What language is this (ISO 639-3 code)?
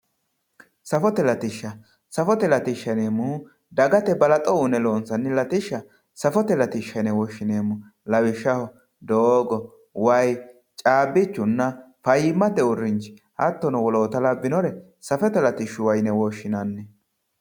sid